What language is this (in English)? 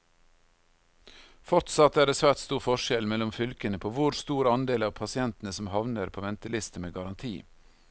Norwegian